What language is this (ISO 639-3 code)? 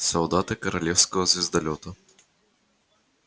rus